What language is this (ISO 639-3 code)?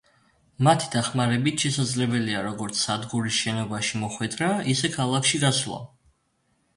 kat